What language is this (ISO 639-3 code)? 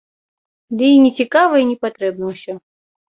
bel